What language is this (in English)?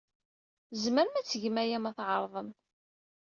Kabyle